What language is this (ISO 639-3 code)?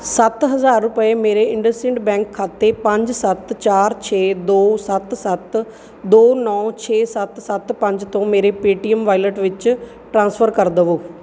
pan